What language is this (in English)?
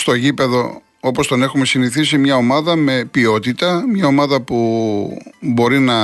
Greek